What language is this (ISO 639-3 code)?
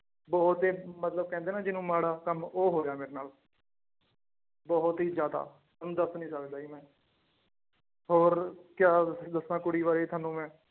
pan